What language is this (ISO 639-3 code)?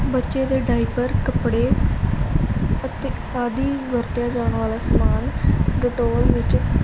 pan